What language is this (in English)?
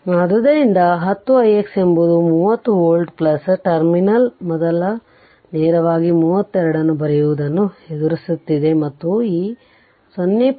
Kannada